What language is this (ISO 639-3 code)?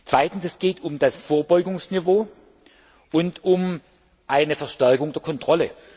deu